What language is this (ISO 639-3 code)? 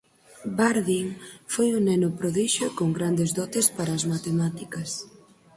glg